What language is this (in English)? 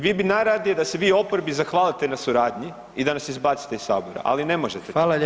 Croatian